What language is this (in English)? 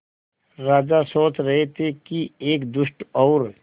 Hindi